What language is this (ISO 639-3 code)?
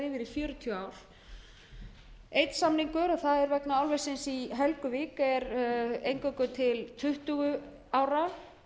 isl